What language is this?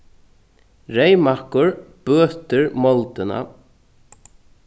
Faroese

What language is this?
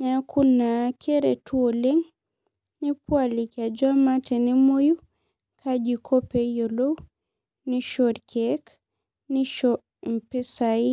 Masai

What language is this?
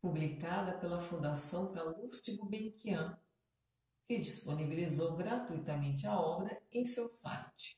Portuguese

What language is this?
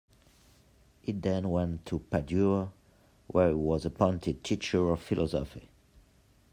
English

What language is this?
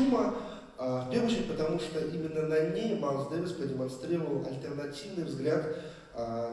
Russian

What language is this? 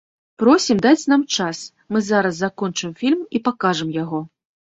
Belarusian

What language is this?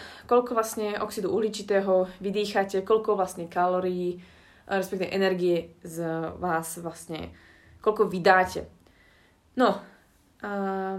Slovak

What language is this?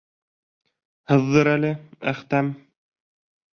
Bashkir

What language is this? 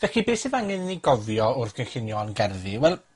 Welsh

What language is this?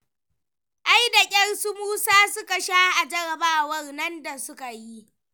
Hausa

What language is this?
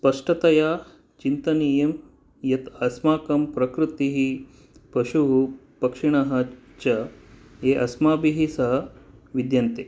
Sanskrit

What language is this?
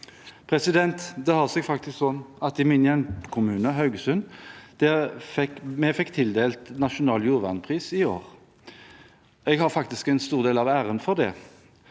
Norwegian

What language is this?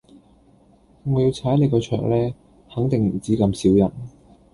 Cantonese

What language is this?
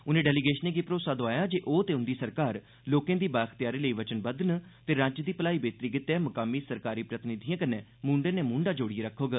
Dogri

